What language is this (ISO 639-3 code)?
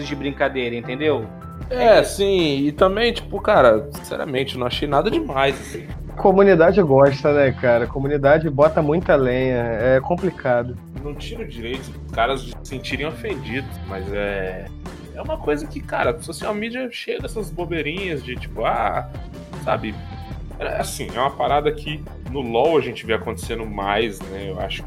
por